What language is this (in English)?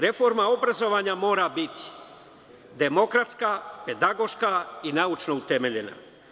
Serbian